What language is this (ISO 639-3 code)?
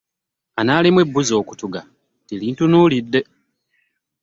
lug